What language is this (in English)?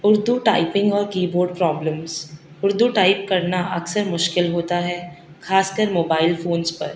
Urdu